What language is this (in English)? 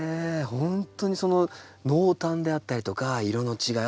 Japanese